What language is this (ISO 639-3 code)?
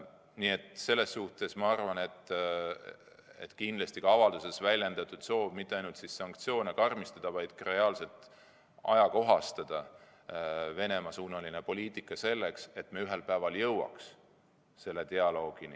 est